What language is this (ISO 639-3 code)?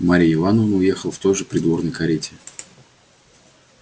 rus